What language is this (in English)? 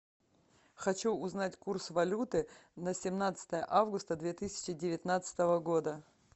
Russian